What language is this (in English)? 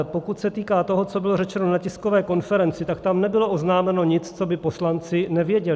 Czech